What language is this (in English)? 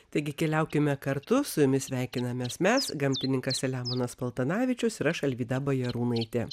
Lithuanian